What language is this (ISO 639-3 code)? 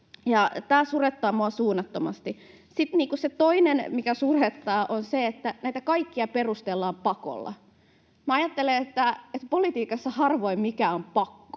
fin